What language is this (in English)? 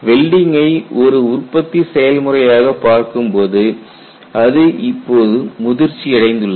Tamil